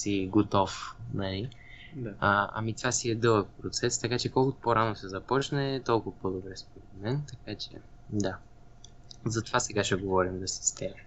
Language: Bulgarian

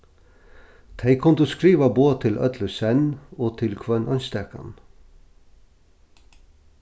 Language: Faroese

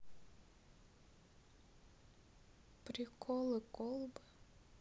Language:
Russian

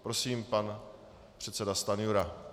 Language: Czech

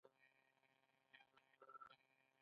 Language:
Pashto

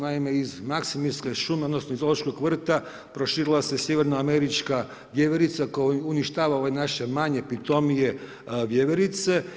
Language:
Croatian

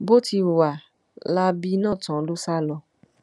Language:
Yoruba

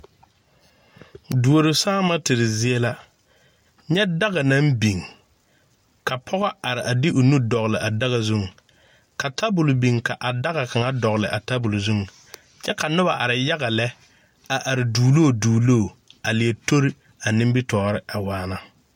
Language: Southern Dagaare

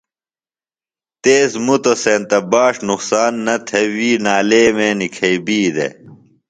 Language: Phalura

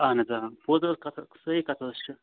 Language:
Kashmiri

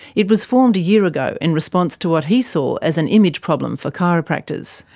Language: English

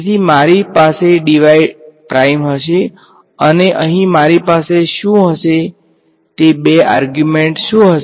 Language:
Gujarati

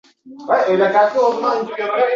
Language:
Uzbek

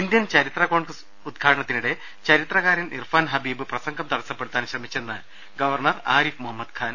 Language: Malayalam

